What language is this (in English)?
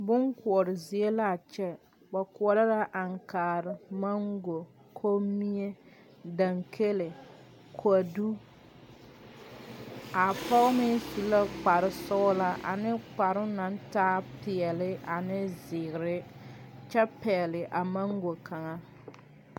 Southern Dagaare